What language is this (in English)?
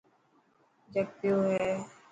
Dhatki